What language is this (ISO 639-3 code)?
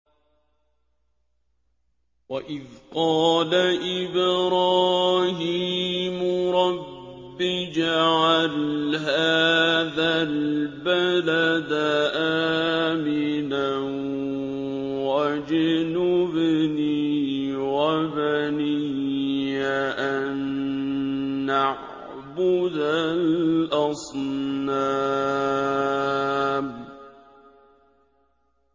ara